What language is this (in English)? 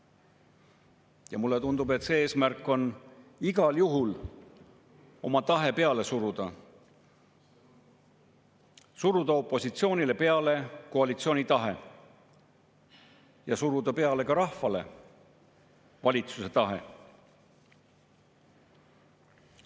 Estonian